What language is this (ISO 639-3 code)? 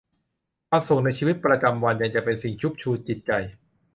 tha